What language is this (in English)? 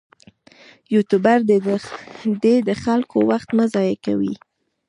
Pashto